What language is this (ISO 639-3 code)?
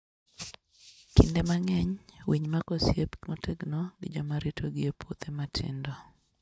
luo